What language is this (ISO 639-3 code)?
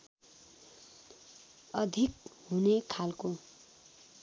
nep